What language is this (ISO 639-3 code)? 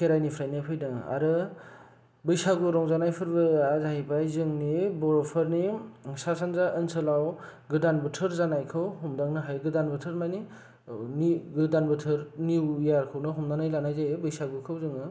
brx